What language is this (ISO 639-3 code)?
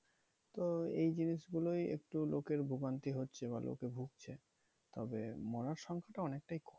ben